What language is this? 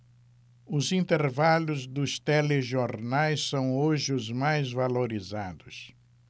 Portuguese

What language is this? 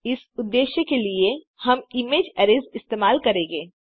Hindi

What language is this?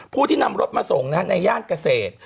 Thai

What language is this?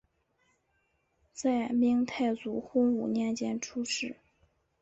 Chinese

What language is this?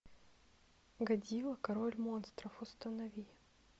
Russian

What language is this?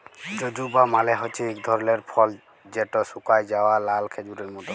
Bangla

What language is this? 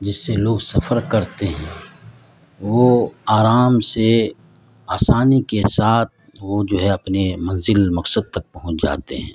Urdu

